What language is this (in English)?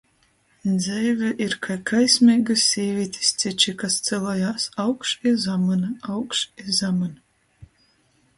Latgalian